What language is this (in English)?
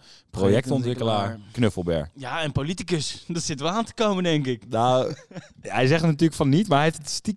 Dutch